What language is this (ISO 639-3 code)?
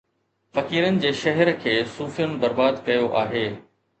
snd